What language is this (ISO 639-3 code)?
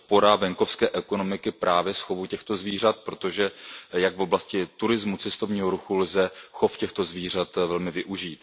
ces